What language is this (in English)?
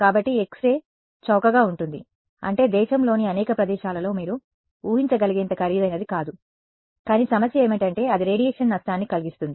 Telugu